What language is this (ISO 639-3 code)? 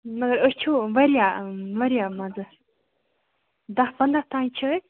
kas